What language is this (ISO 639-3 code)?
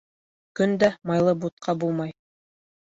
bak